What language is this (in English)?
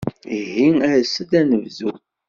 Kabyle